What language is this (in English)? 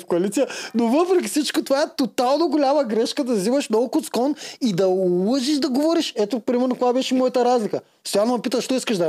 Bulgarian